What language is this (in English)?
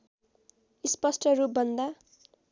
Nepali